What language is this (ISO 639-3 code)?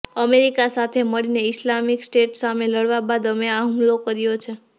guj